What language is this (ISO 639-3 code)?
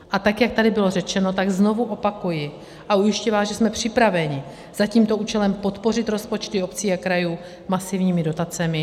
ces